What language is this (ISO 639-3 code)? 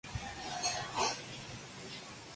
spa